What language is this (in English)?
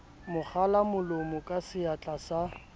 Southern Sotho